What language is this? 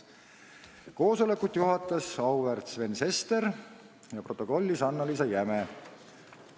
Estonian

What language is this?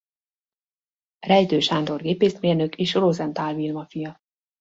Hungarian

